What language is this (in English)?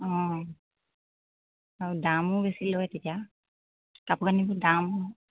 Assamese